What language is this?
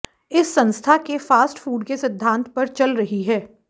Hindi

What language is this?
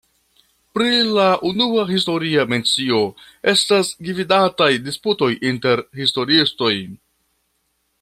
Esperanto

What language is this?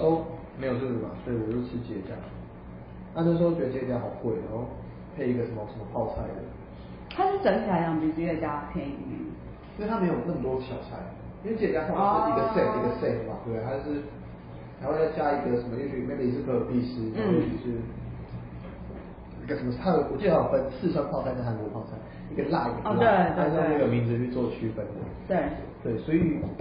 Chinese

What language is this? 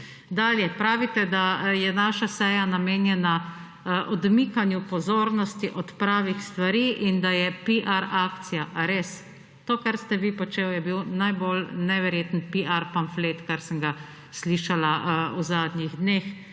Slovenian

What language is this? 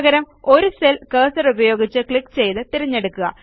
Malayalam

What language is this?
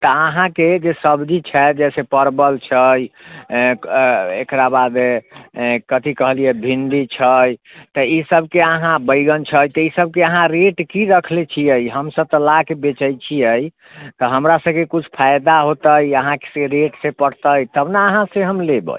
Maithili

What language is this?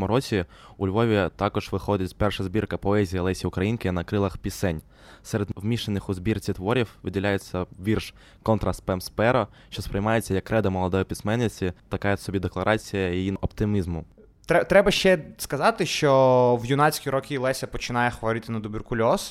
Ukrainian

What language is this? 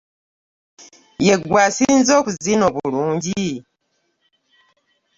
Ganda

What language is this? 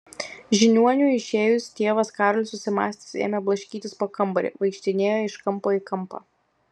Lithuanian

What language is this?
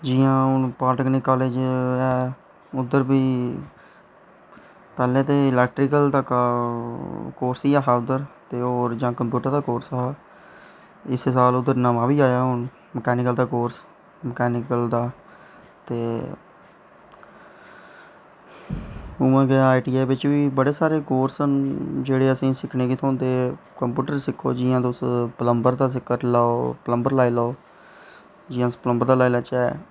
Dogri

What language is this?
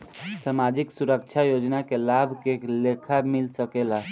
Bhojpuri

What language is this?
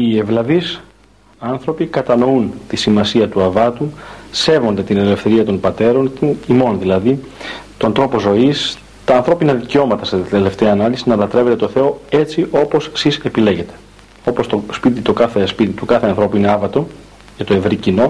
Greek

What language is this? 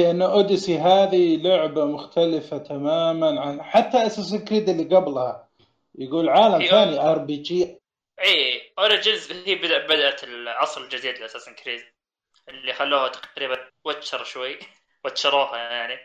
Arabic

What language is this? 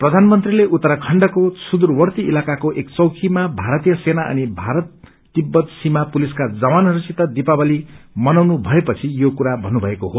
Nepali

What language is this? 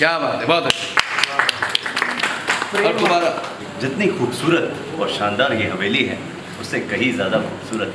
Hindi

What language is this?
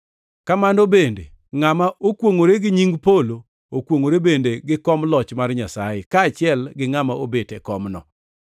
Luo (Kenya and Tanzania)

